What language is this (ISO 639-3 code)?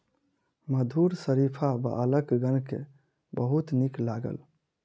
mai